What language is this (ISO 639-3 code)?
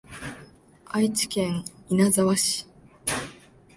jpn